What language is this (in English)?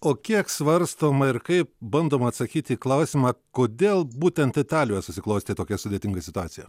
Lithuanian